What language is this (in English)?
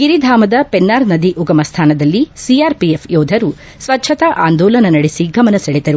Kannada